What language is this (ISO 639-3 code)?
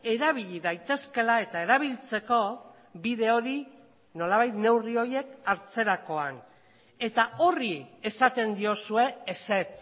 eus